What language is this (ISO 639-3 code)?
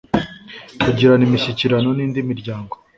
kin